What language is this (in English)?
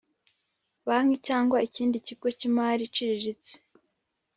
Kinyarwanda